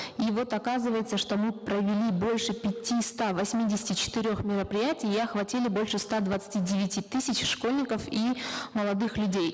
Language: Kazakh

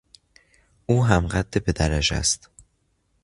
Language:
Persian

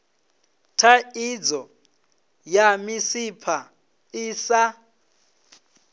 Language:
Venda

